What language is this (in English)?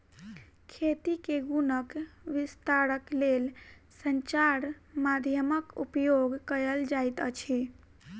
Maithili